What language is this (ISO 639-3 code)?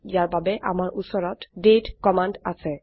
asm